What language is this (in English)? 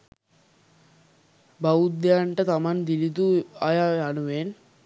Sinhala